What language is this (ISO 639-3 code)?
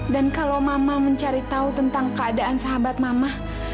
ind